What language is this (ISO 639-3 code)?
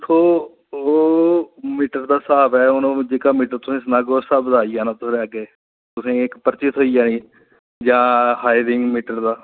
doi